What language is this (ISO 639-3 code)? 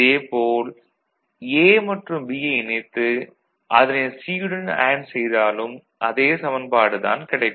tam